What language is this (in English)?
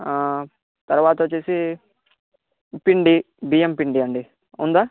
Telugu